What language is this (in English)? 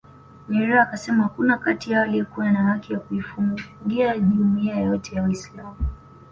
Swahili